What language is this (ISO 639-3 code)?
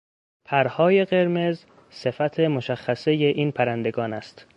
fas